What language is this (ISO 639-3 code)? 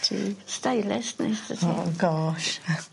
cym